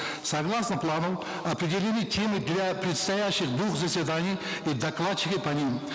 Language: Kazakh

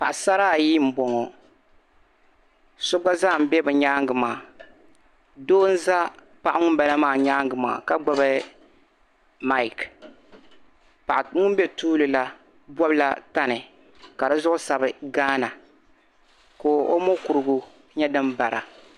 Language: Dagbani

